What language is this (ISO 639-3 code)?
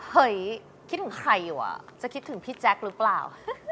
tha